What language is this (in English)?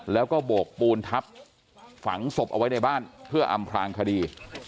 Thai